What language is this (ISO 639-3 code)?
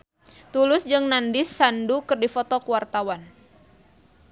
sun